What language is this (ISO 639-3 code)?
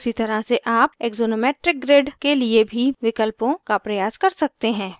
hin